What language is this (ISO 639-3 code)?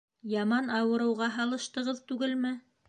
bak